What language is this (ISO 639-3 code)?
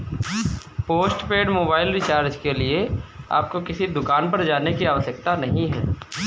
hin